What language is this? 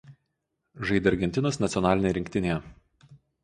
Lithuanian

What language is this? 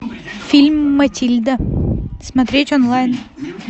Russian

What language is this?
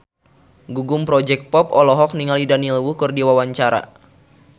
Sundanese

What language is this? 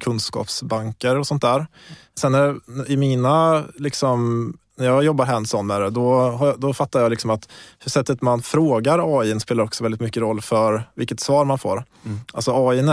Swedish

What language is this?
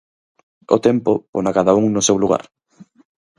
Galician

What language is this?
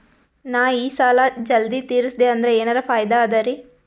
Kannada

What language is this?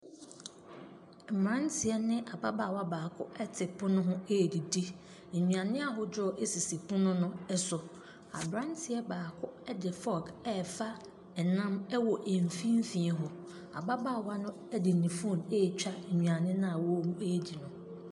Akan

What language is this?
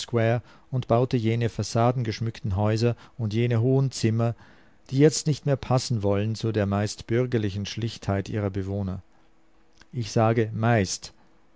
German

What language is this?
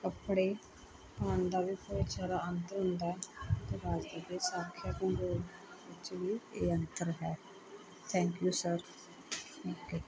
Punjabi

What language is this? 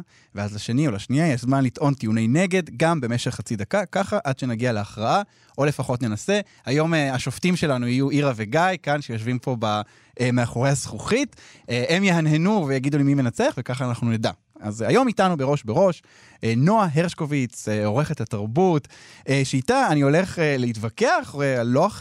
Hebrew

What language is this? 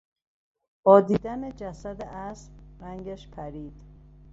Persian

